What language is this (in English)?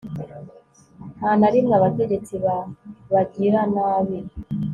Kinyarwanda